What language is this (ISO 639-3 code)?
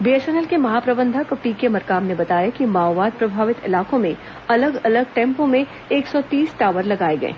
hin